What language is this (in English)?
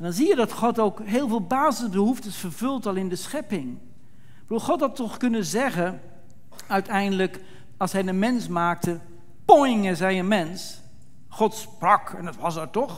Dutch